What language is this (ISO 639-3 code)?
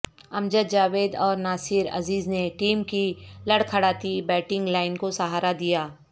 urd